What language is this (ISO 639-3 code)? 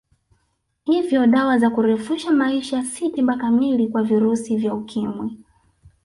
swa